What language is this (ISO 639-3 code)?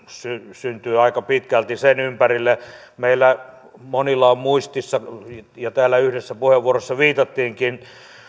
fin